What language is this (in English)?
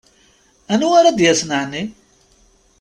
Kabyle